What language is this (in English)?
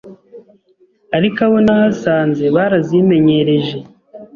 Kinyarwanda